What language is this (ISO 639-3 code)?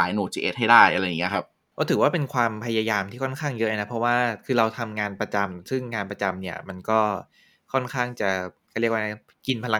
tha